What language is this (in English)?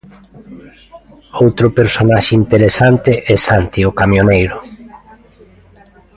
Galician